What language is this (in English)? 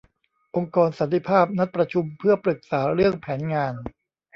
Thai